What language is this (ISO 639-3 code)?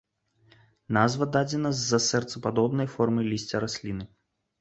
bel